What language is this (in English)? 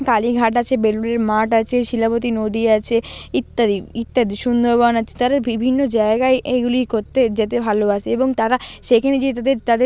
Bangla